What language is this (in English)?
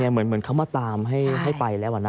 Thai